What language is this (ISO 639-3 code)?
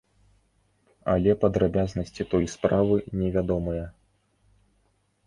bel